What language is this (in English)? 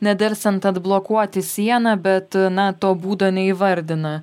Lithuanian